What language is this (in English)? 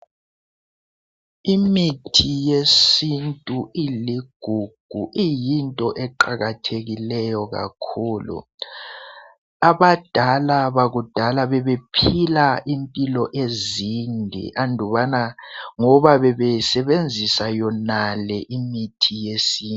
North Ndebele